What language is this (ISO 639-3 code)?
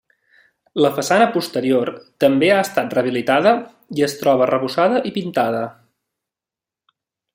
cat